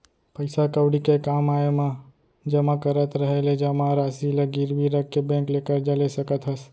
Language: Chhattisgarhi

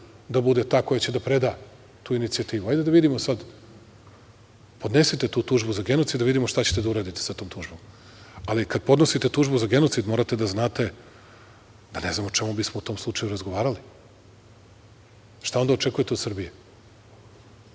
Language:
Serbian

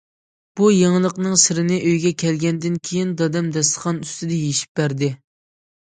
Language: Uyghur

